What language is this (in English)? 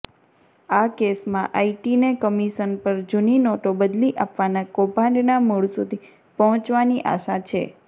Gujarati